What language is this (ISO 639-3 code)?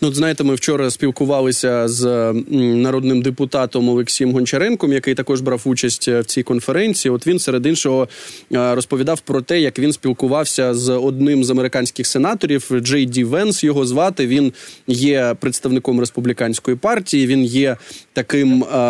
ukr